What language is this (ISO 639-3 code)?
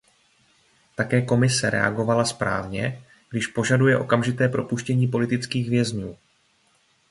ces